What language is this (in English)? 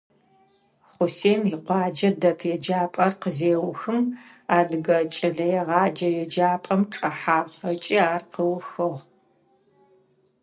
Adyghe